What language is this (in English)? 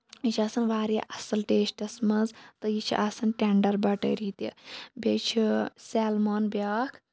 Kashmiri